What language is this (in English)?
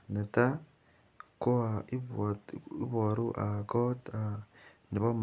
Kalenjin